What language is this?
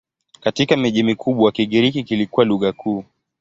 Swahili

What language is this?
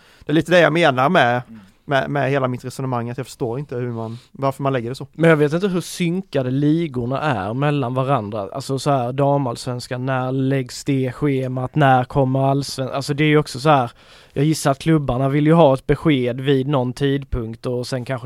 Swedish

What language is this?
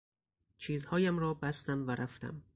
Persian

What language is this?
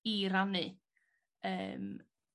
Welsh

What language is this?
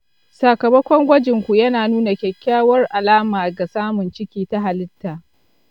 Hausa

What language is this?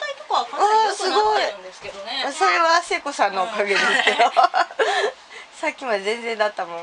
Japanese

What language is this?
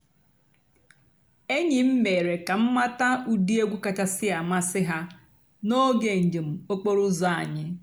Igbo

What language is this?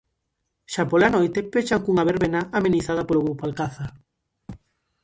Galician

